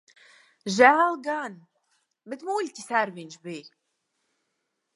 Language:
Latvian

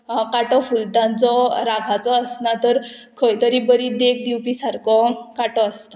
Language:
Konkani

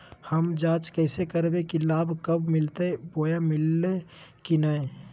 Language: Magahi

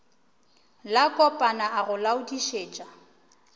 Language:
Northern Sotho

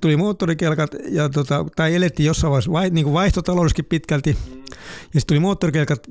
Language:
Finnish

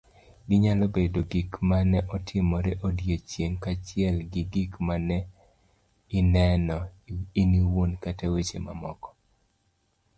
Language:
Luo (Kenya and Tanzania)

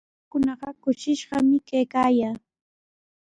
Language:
Sihuas Ancash Quechua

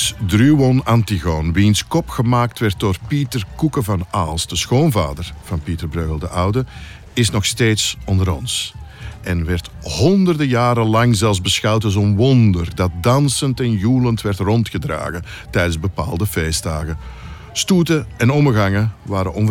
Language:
Dutch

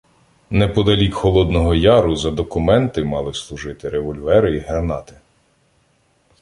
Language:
Ukrainian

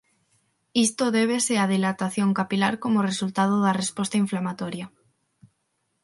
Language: Galician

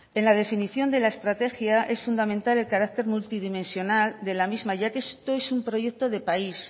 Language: Spanish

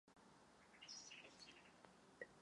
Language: Czech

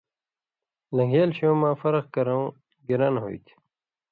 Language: Indus Kohistani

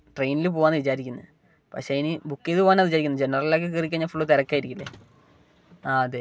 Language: Malayalam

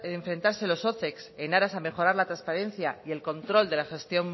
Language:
Spanish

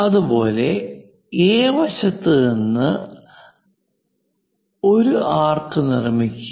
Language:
Malayalam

